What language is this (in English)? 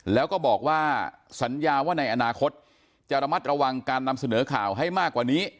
Thai